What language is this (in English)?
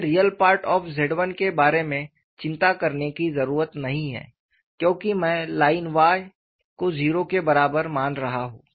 Hindi